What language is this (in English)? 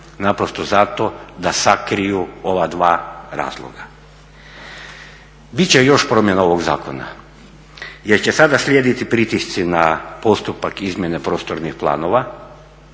Croatian